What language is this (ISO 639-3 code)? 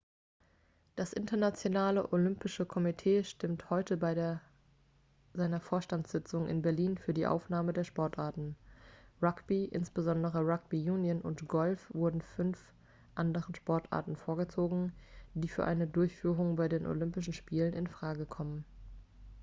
deu